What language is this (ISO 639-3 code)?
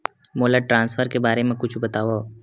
hne